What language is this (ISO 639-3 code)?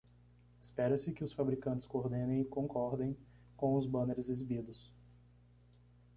por